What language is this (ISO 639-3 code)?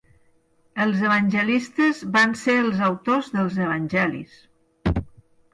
cat